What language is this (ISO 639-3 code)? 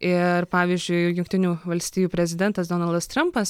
lit